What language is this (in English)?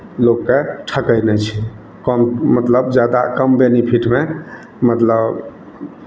Maithili